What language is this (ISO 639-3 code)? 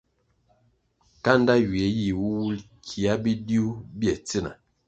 nmg